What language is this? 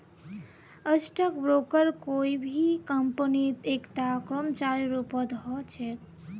Magahi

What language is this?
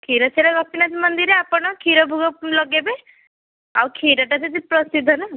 Odia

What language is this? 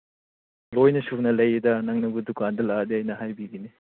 Manipuri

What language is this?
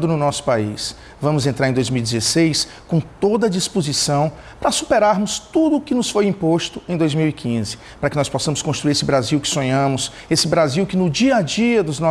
Portuguese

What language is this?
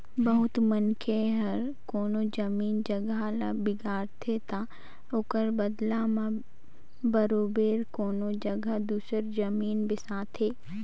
Chhattisgarhi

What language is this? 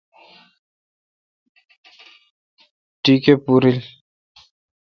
Kalkoti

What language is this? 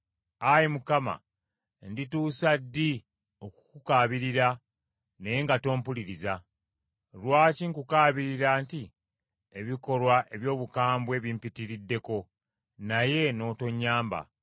Ganda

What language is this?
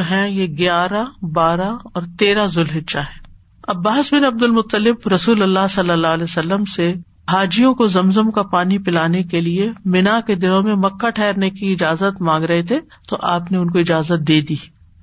Urdu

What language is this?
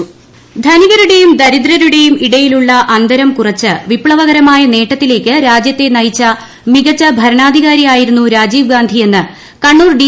Malayalam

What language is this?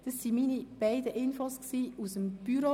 Swiss German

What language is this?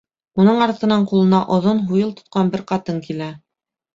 Bashkir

